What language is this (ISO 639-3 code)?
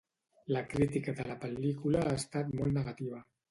cat